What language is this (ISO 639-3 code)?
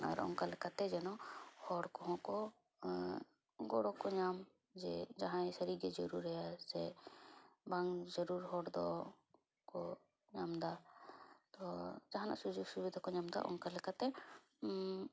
sat